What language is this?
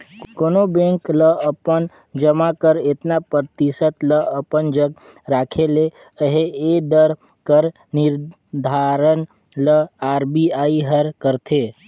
Chhattisgarhi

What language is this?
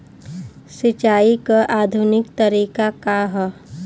Bhojpuri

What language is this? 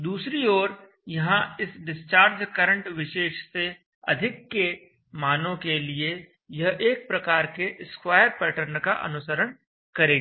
Hindi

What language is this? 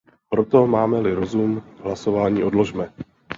Czech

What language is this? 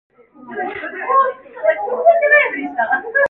Korean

